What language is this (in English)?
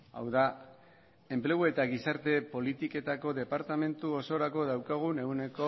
Basque